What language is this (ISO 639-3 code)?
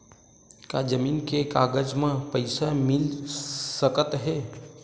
hne